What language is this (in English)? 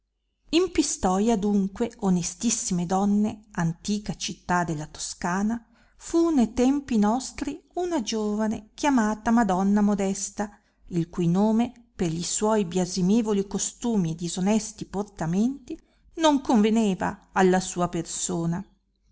Italian